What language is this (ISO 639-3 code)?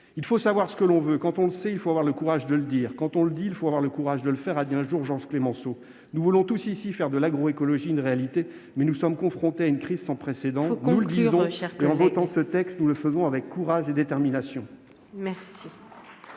fra